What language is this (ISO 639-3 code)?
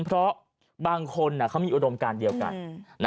tha